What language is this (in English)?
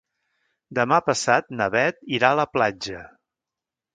Catalan